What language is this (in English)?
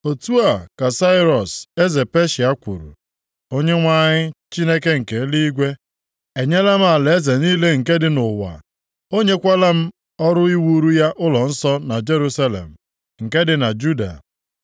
Igbo